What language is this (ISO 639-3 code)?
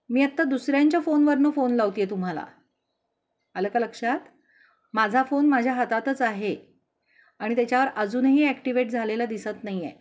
mar